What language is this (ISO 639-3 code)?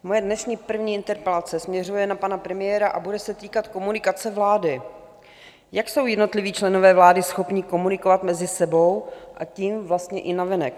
ces